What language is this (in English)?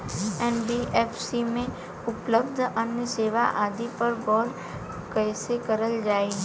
Bhojpuri